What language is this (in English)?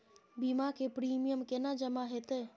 Maithili